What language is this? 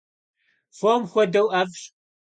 Kabardian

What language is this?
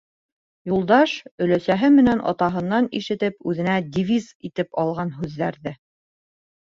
Bashkir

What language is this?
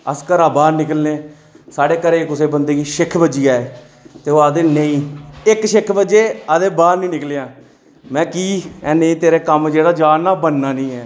Dogri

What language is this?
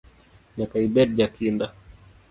Luo (Kenya and Tanzania)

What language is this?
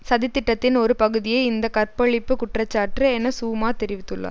Tamil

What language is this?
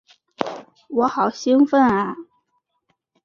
Chinese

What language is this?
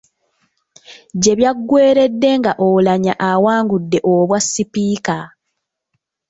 Ganda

